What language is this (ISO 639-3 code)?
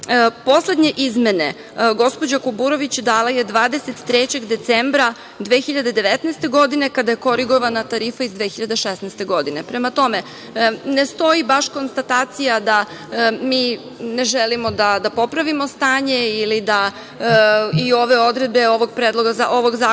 srp